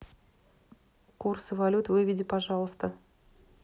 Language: Russian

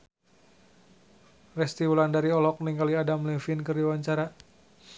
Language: Sundanese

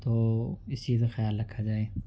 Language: Urdu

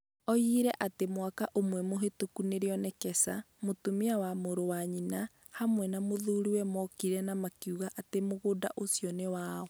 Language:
Kikuyu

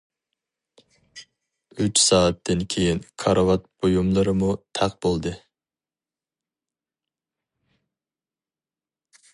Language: Uyghur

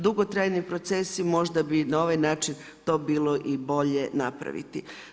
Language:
Croatian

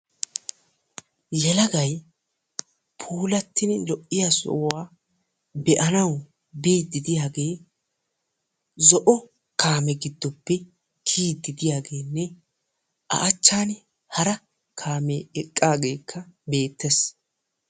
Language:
Wolaytta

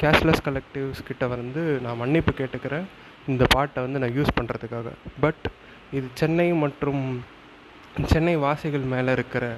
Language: Tamil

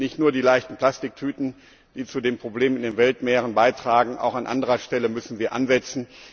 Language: German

